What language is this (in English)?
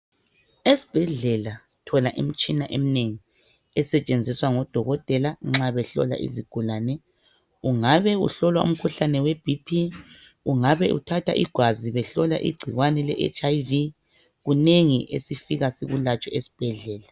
North Ndebele